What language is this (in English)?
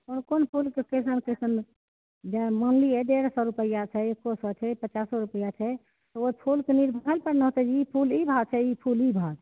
Maithili